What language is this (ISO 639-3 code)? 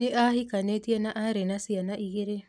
kik